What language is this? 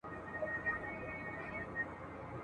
Pashto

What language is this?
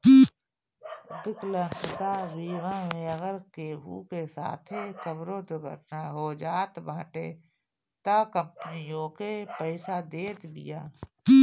Bhojpuri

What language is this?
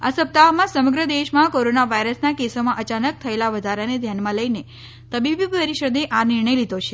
Gujarati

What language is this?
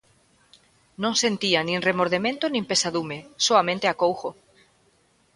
Galician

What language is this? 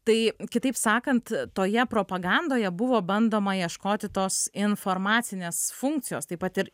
Lithuanian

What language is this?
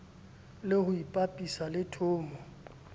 Southern Sotho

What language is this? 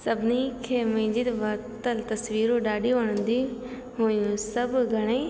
Sindhi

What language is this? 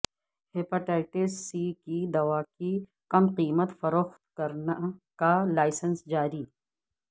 Urdu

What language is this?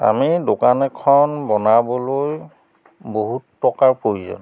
Assamese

